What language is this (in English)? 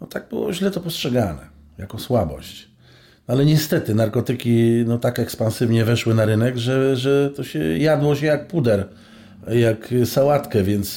Polish